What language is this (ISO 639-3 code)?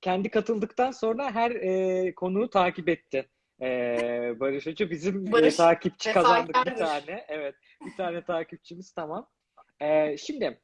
tur